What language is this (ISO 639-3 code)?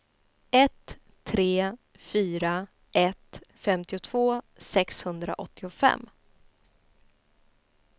swe